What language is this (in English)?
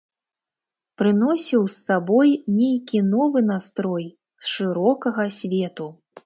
Belarusian